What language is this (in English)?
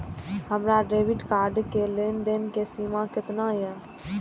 Maithili